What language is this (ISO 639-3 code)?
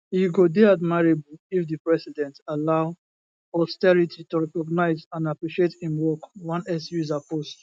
pcm